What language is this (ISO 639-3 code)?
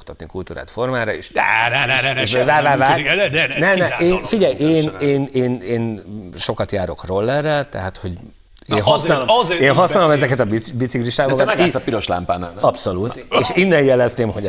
hun